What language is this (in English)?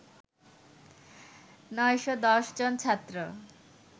Bangla